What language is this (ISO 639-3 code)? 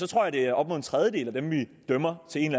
dan